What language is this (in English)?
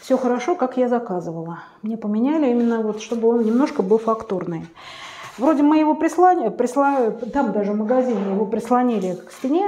Russian